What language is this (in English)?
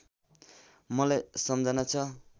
Nepali